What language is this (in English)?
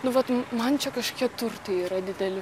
Lithuanian